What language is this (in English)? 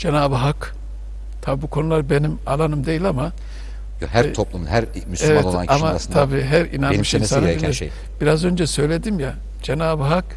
Turkish